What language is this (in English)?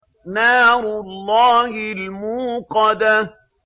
Arabic